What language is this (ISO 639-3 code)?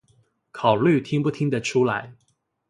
zho